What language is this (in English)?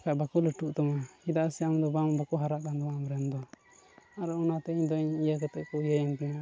Santali